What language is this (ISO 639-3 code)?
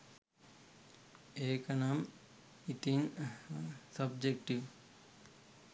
sin